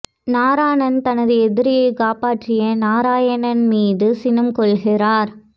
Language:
Tamil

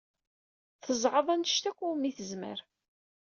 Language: Kabyle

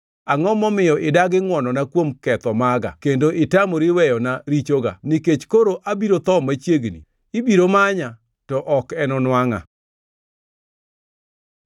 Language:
Luo (Kenya and Tanzania)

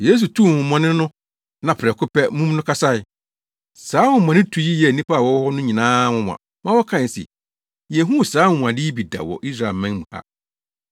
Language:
Akan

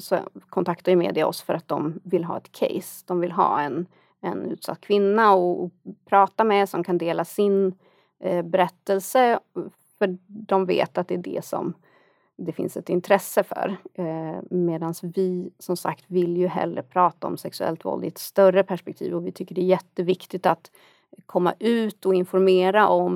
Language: Swedish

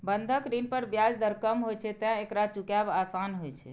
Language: Maithili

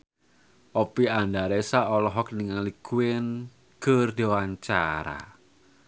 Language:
Sundanese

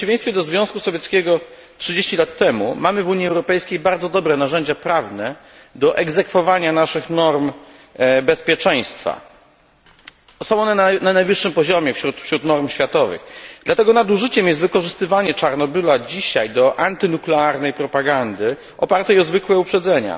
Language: Polish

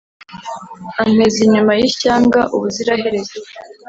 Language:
Kinyarwanda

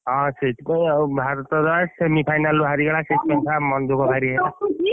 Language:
Odia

